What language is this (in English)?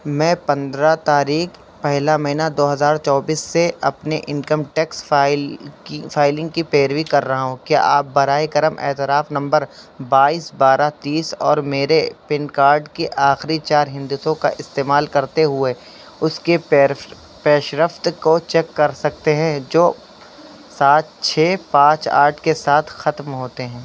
Urdu